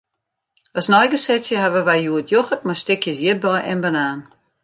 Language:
Western Frisian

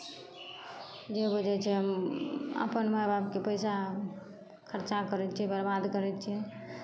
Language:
Maithili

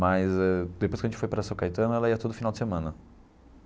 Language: Portuguese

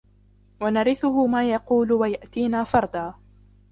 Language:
Arabic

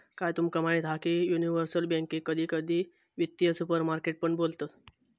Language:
Marathi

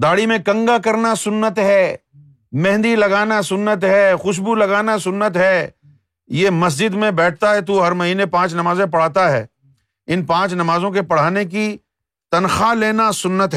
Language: Urdu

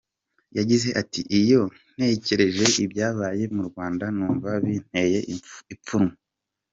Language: Kinyarwanda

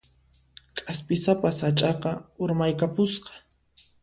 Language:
Puno Quechua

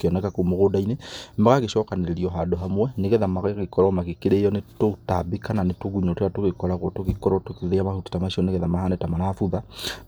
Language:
Kikuyu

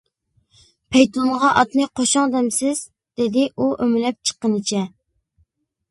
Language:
Uyghur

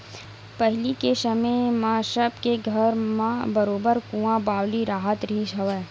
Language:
Chhattisgarhi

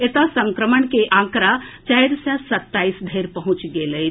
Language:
Maithili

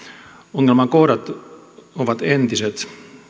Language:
Finnish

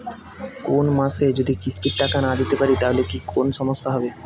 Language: Bangla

